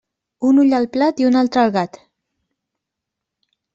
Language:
Catalan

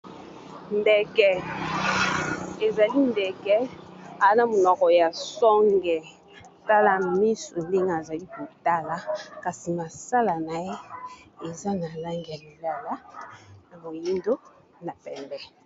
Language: Lingala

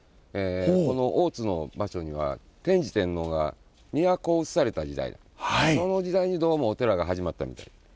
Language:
Japanese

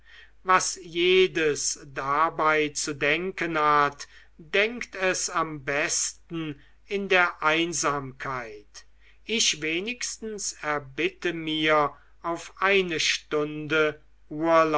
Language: German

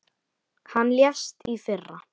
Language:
Icelandic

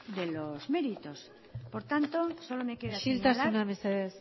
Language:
Spanish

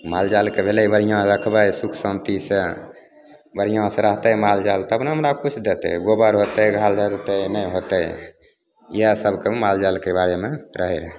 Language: Maithili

